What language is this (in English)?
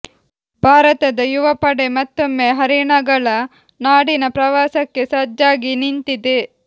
Kannada